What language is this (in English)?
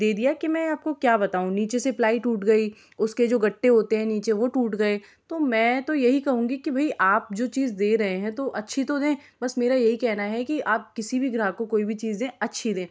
Hindi